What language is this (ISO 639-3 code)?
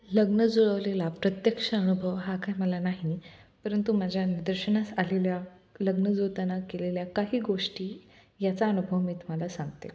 mar